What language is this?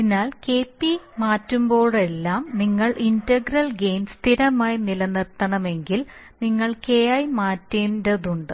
Malayalam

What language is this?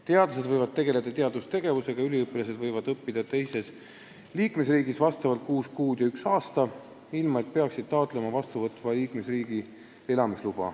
Estonian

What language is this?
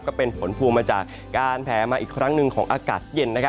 Thai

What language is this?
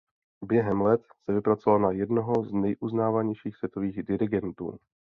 Czech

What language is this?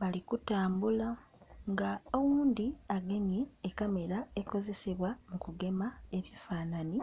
Soga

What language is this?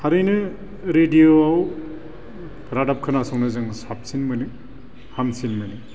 Bodo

